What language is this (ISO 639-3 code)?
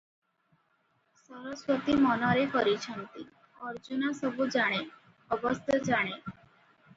ori